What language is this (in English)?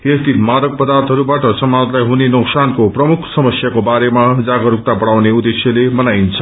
Nepali